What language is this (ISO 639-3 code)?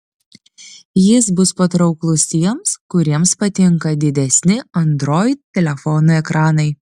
lit